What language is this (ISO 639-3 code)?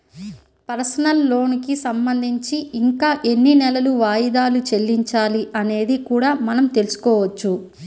tel